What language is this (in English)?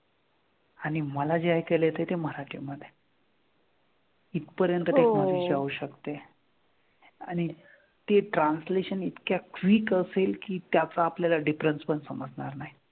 Marathi